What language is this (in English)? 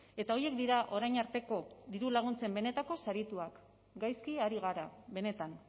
Basque